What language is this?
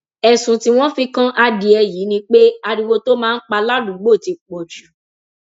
Yoruba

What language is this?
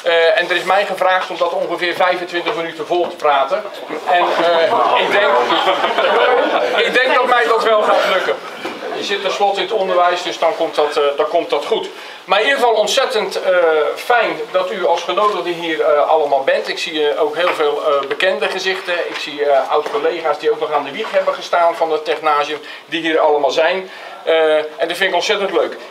Dutch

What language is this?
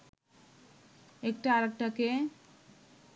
Bangla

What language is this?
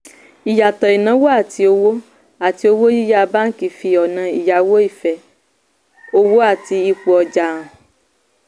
Yoruba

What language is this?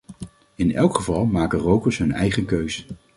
Dutch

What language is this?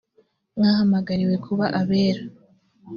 Kinyarwanda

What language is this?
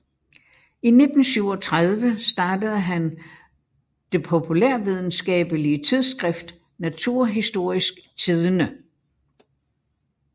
Danish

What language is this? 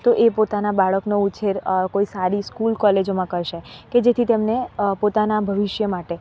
Gujarati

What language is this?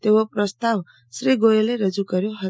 Gujarati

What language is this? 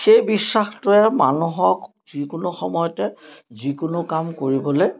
Assamese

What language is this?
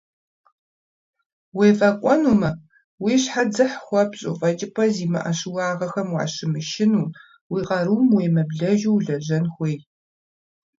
Kabardian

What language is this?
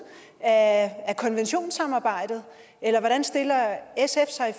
Danish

